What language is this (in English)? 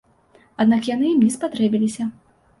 Belarusian